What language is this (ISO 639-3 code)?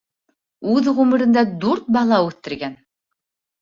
bak